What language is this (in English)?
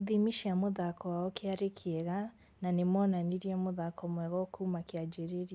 Kikuyu